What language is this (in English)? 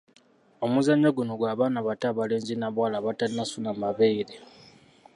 Ganda